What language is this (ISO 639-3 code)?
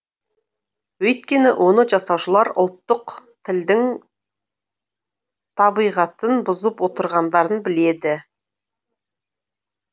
kaz